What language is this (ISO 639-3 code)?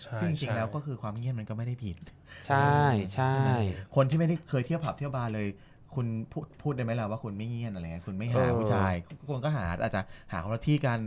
tha